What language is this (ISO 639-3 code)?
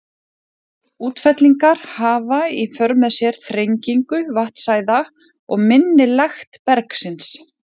isl